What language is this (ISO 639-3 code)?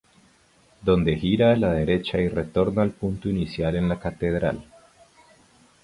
spa